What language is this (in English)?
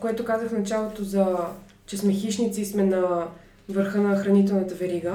Bulgarian